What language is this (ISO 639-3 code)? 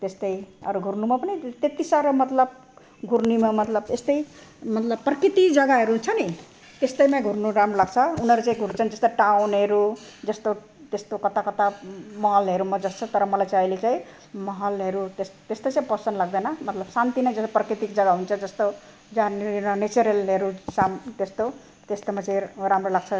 nep